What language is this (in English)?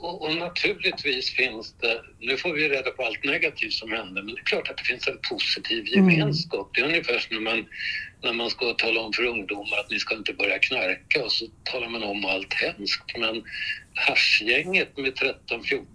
Swedish